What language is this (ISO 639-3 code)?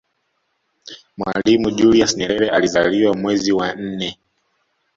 swa